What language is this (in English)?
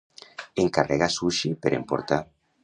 Catalan